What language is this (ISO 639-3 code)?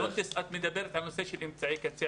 heb